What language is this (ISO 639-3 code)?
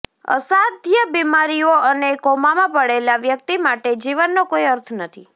guj